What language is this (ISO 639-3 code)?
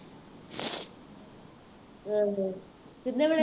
pan